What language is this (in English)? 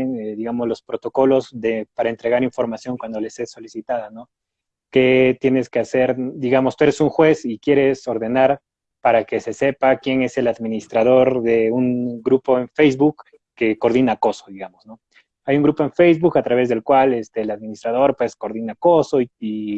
Spanish